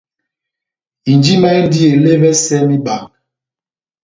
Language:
Batanga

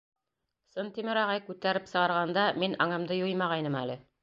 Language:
Bashkir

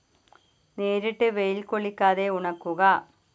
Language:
Malayalam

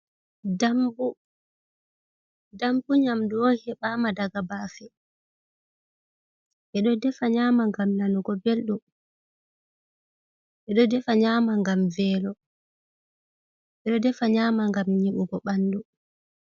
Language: Fula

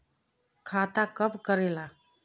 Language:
Magahi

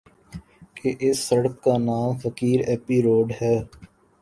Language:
Urdu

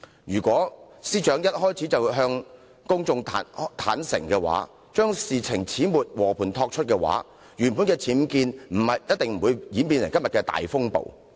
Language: Cantonese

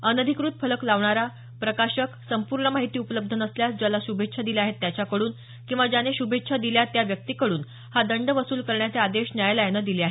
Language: Marathi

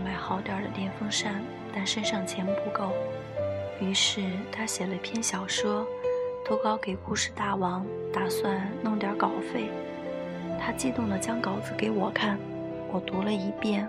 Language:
Chinese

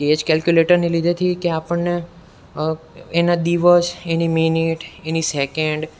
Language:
Gujarati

